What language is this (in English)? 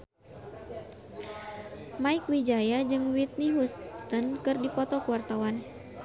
Sundanese